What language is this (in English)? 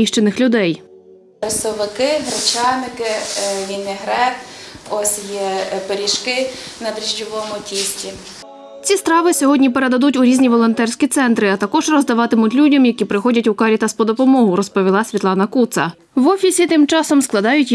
Ukrainian